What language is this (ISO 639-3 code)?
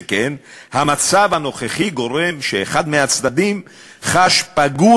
heb